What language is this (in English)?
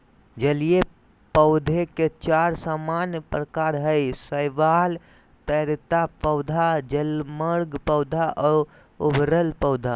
Magahi